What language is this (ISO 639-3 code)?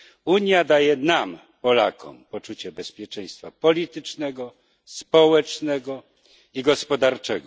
pol